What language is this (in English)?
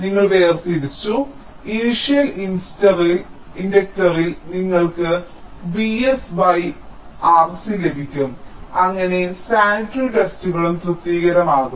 Malayalam